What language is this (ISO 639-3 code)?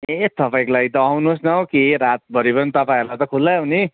nep